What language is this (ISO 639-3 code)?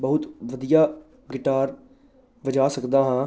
pan